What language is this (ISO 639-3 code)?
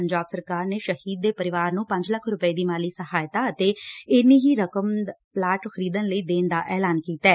pan